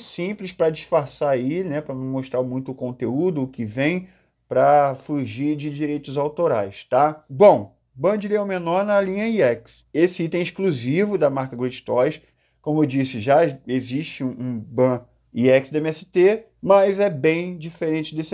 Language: Portuguese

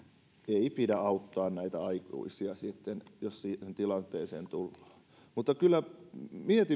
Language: Finnish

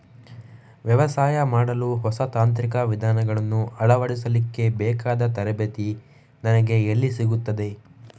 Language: Kannada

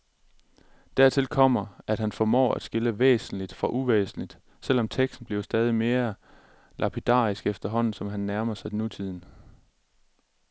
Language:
Danish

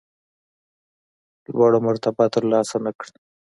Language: Pashto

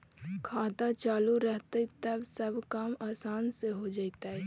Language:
Magahi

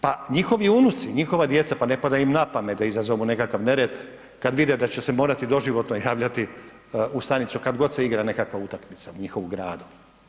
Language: Croatian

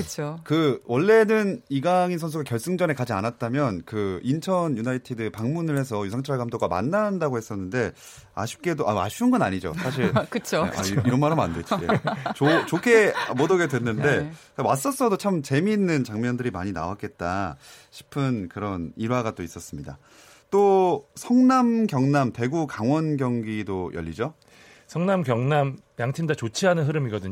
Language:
Korean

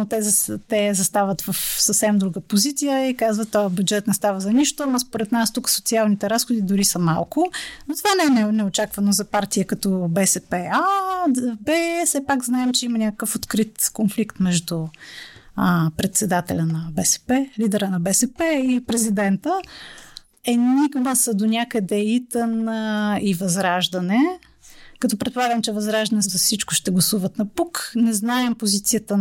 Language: Bulgarian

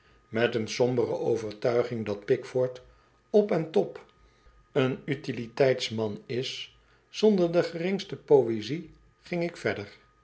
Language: Dutch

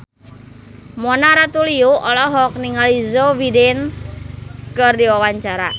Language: Sundanese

